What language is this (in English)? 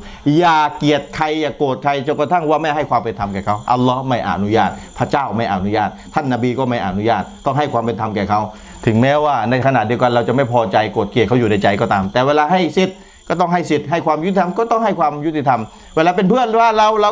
Thai